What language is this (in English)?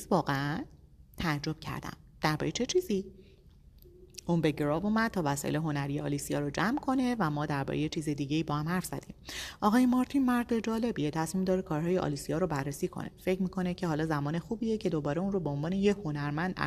Persian